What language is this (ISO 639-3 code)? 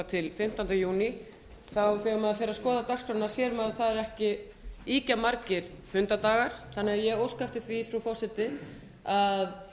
isl